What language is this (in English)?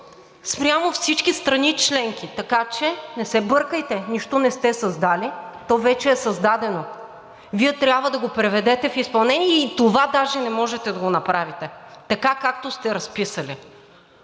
Bulgarian